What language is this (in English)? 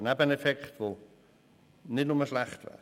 Swiss German